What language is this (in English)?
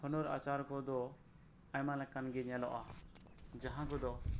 Santali